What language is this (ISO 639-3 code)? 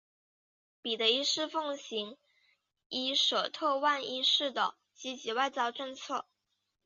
zho